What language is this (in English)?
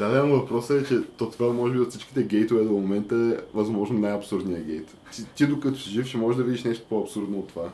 Bulgarian